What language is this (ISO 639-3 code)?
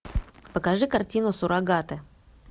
rus